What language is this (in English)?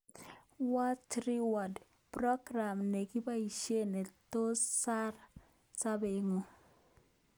Kalenjin